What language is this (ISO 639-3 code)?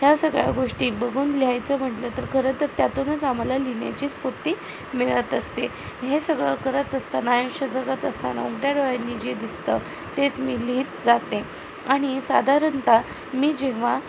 mar